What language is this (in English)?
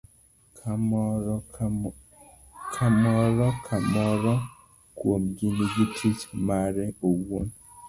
Luo (Kenya and Tanzania)